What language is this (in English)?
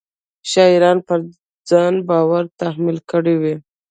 Pashto